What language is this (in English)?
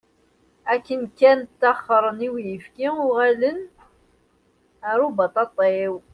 Kabyle